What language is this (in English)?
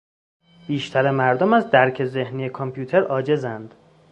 Persian